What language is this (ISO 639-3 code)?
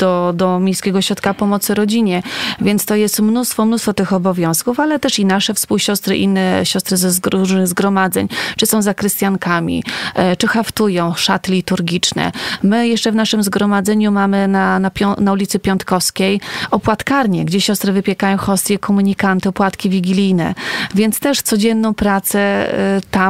pol